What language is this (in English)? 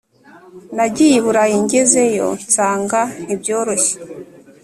Kinyarwanda